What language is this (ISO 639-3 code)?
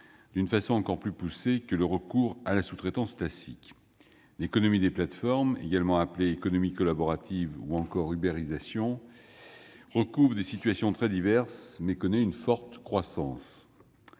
fra